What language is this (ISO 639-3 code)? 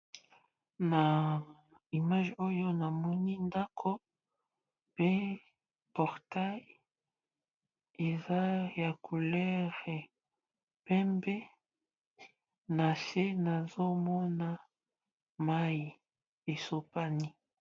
lin